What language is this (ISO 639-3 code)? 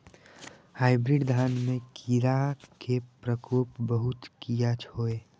mai